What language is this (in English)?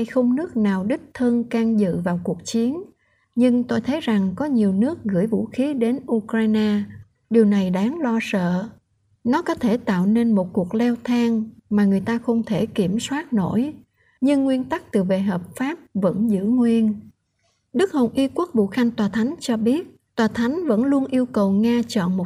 Vietnamese